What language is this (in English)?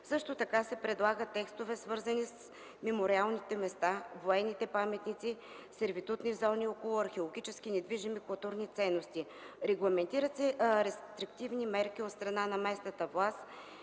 Bulgarian